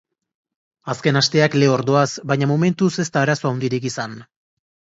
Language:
Basque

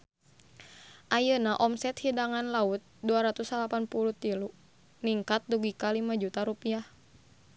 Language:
Sundanese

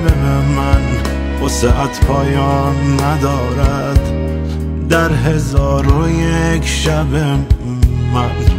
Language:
Persian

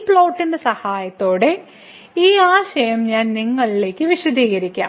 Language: Malayalam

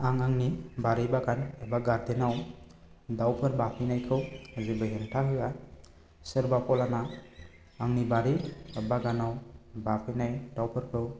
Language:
Bodo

